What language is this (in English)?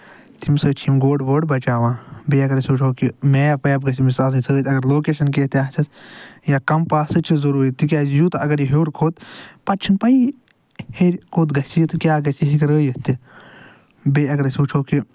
Kashmiri